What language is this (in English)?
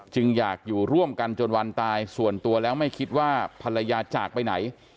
Thai